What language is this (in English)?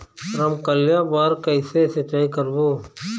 Chhattisgarhi